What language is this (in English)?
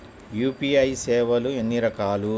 Telugu